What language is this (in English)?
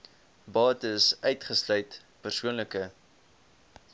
Afrikaans